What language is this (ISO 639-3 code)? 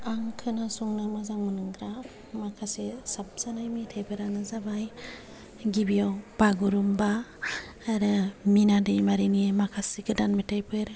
brx